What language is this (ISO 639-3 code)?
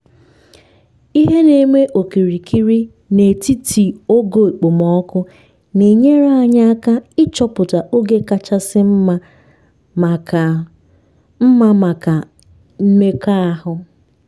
ibo